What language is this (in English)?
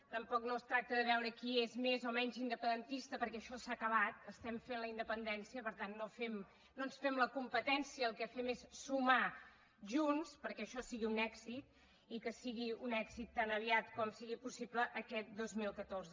Catalan